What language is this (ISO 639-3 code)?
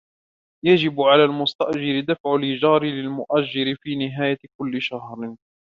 ara